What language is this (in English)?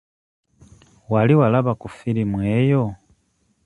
Ganda